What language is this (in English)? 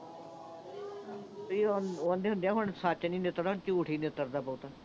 Punjabi